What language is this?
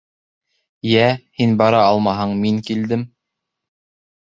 Bashkir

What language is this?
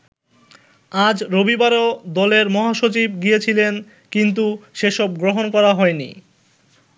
Bangla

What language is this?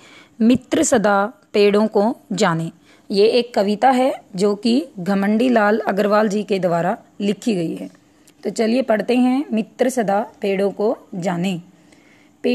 Hindi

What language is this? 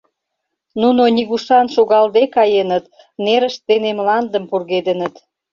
Mari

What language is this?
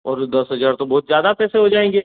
Hindi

